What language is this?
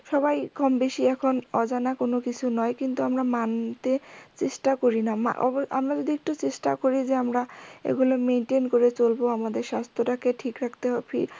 Bangla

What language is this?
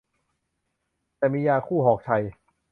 Thai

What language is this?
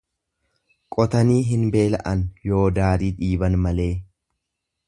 Oromo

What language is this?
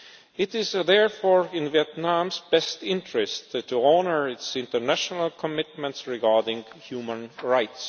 English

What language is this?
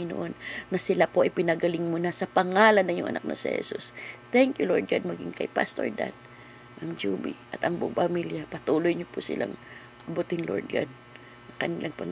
Filipino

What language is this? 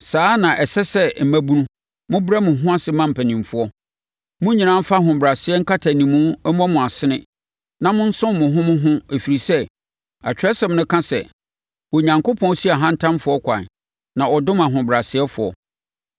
Akan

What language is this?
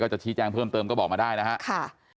Thai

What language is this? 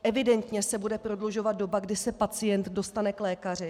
Czech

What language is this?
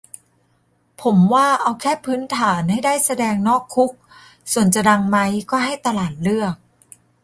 Thai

